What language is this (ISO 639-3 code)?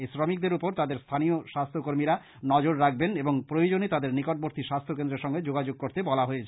ben